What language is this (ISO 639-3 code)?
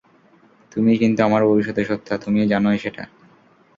ben